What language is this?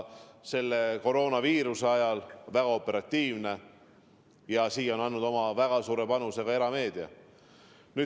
Estonian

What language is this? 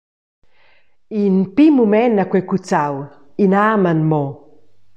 Romansh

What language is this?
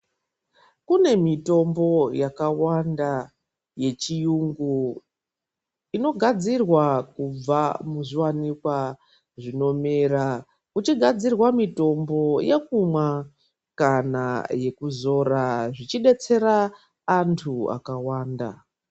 Ndau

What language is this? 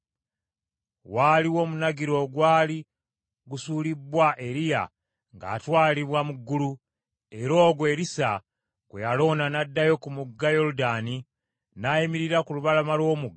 Ganda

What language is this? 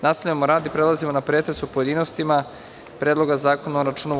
Serbian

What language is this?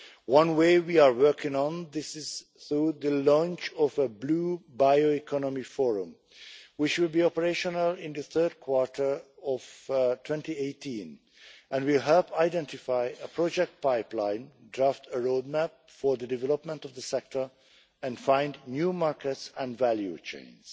English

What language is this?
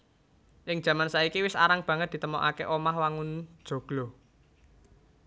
Javanese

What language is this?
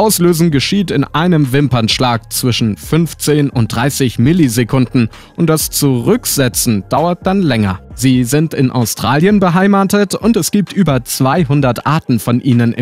German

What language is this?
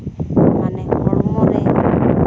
Santali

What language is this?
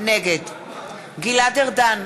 Hebrew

